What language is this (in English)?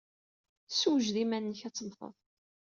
Kabyle